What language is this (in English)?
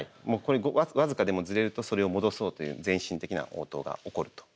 Japanese